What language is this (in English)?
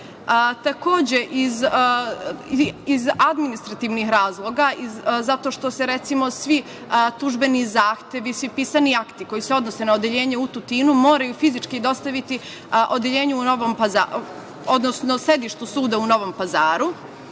Serbian